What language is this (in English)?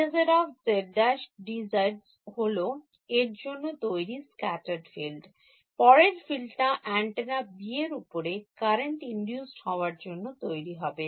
Bangla